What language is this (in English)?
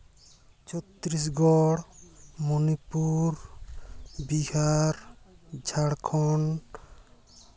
Santali